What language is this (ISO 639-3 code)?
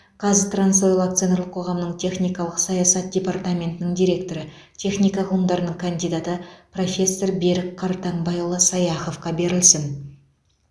kaz